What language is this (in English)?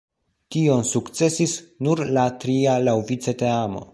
Esperanto